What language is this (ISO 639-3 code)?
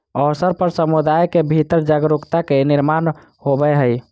mag